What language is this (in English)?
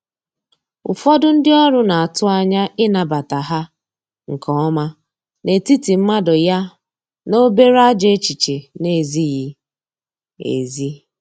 Igbo